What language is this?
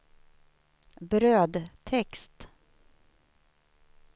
Swedish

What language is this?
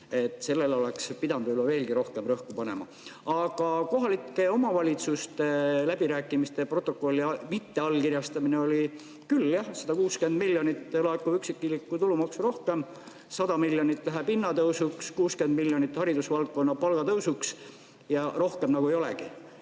Estonian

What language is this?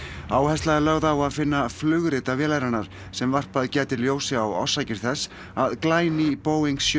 Icelandic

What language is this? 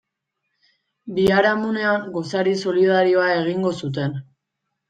Basque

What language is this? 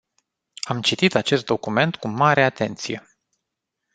Romanian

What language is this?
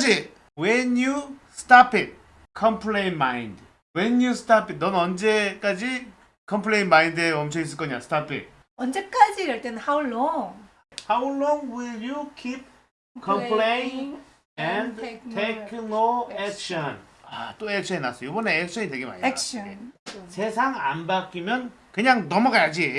Korean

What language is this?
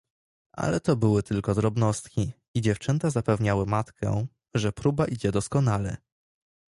Polish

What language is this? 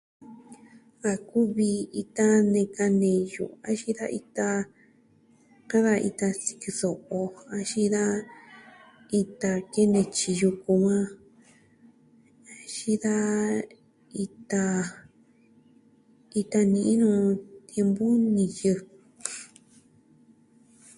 Southwestern Tlaxiaco Mixtec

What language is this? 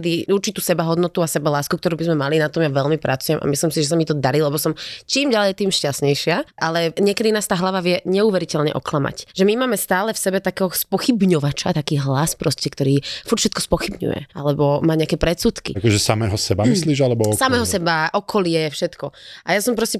Slovak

